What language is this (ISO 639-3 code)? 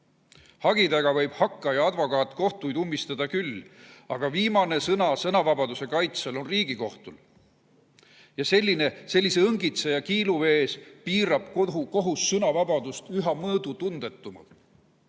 est